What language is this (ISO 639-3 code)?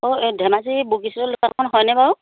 asm